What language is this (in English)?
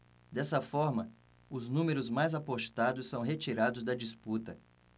Portuguese